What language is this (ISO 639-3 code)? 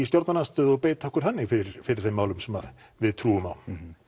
isl